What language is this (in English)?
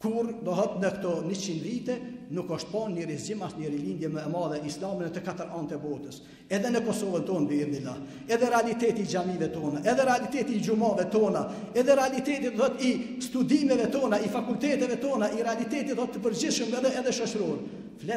Arabic